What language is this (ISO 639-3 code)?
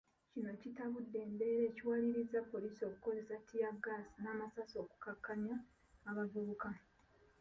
lug